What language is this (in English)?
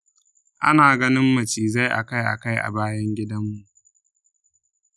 Hausa